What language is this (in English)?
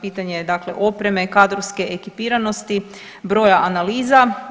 Croatian